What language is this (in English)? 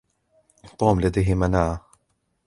Arabic